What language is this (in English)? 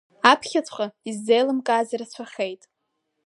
Abkhazian